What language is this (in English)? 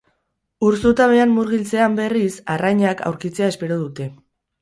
Basque